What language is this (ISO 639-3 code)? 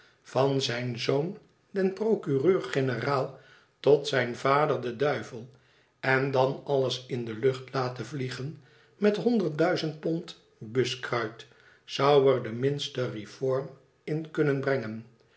nld